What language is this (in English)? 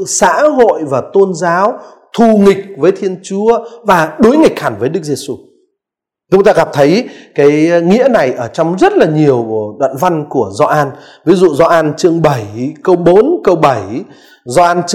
Vietnamese